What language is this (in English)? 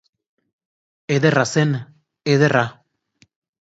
Basque